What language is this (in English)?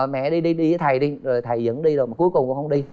Vietnamese